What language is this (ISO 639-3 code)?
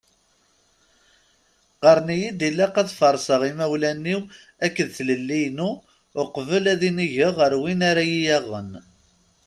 kab